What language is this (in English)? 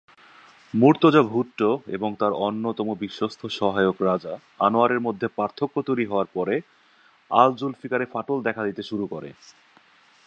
Bangla